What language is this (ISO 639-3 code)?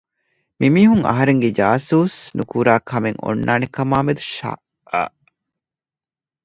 div